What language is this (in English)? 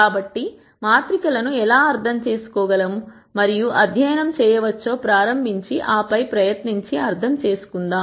Telugu